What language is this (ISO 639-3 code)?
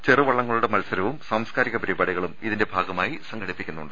mal